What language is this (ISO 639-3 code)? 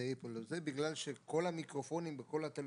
heb